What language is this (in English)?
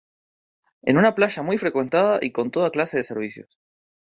Spanish